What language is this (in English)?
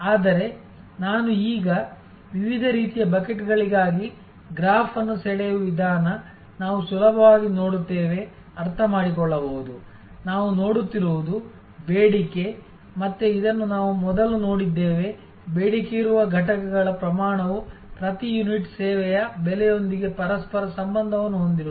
Kannada